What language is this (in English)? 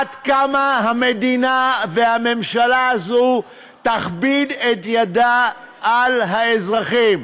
Hebrew